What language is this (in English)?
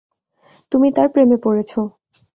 Bangla